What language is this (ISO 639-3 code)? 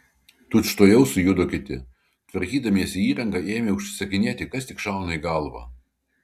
lit